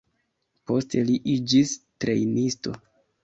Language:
Esperanto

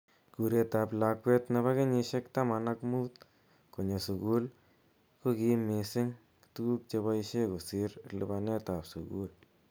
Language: Kalenjin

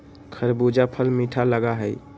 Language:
Magahi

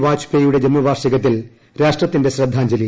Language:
Malayalam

